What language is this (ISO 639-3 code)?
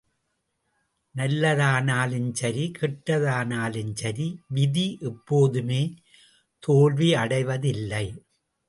tam